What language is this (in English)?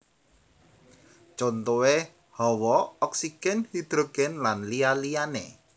Javanese